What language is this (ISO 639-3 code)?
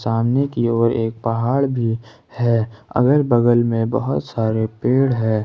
hin